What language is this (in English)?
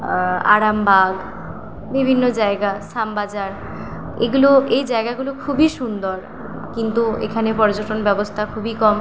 Bangla